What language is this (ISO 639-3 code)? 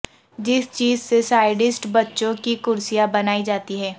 urd